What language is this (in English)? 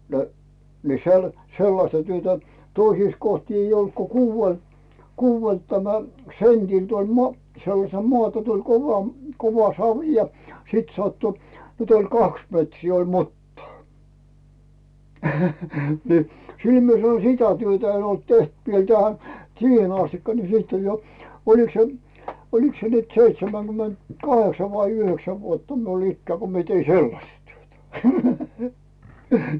Finnish